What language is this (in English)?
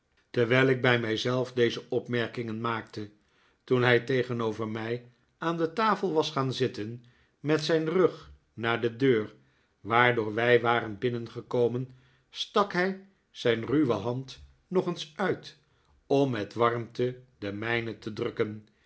Dutch